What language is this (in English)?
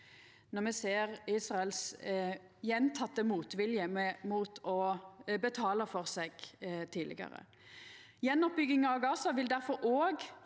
Norwegian